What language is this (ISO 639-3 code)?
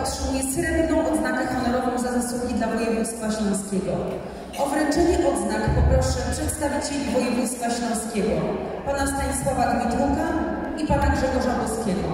pol